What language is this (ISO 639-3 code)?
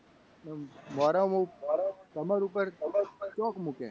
guj